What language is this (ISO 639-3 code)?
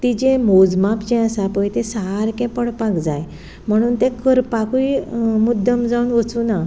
kok